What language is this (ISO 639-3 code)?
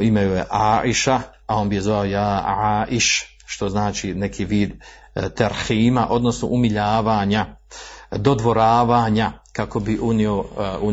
hrv